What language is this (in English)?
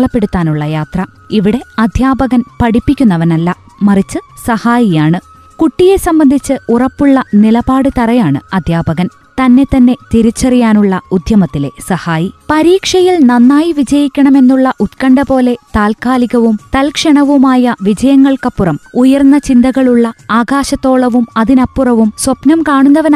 Malayalam